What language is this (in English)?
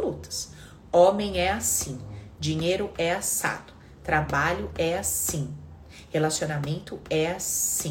Portuguese